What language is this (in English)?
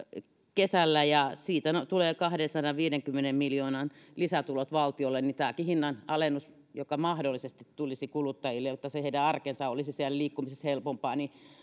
Finnish